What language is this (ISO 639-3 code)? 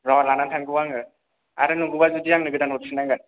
brx